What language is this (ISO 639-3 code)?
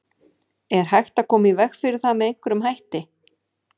isl